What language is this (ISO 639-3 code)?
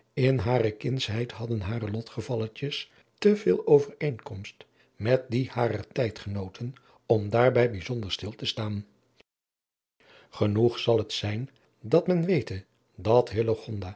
nld